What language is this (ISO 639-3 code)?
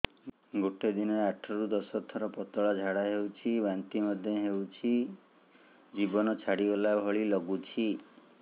ori